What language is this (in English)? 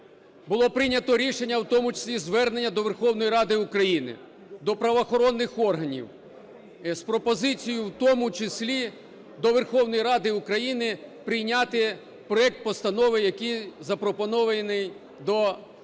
Ukrainian